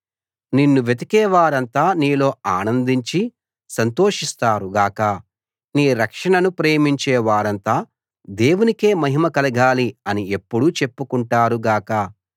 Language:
Telugu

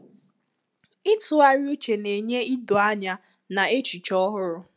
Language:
Igbo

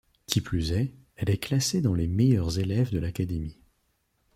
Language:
French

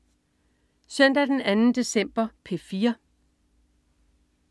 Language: Danish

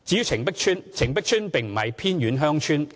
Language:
Cantonese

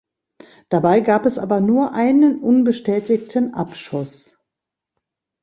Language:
German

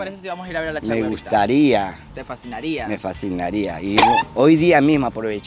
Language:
Spanish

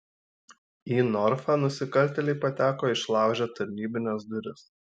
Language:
Lithuanian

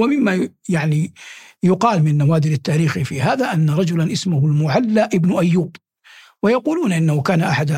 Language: Arabic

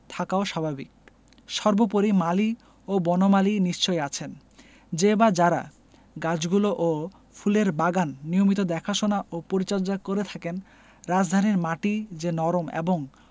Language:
Bangla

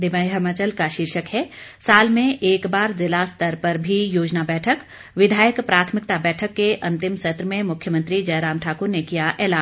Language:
Hindi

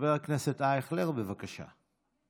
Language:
Hebrew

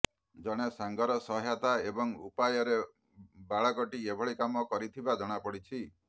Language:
Odia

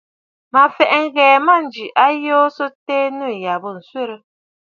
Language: Bafut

